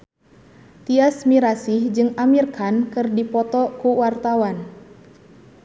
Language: Sundanese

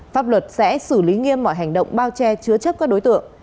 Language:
Vietnamese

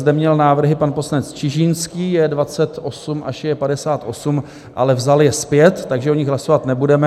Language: Czech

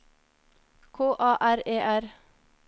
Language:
Norwegian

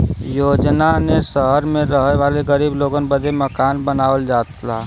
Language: Bhojpuri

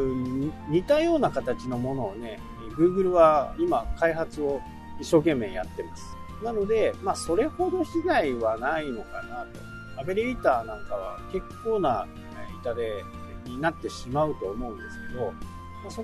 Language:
Japanese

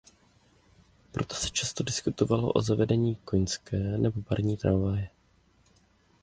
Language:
Czech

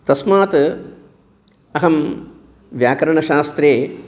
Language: Sanskrit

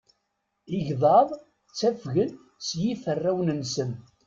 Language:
Kabyle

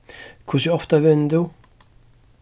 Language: Faroese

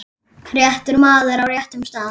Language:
Icelandic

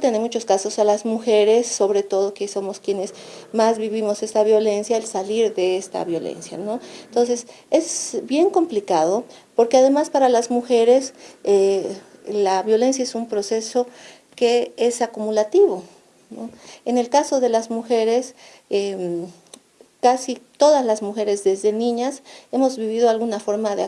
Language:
Spanish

